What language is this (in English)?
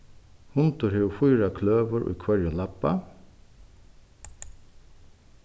Faroese